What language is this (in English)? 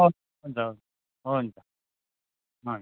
Nepali